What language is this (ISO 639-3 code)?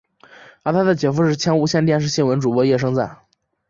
zho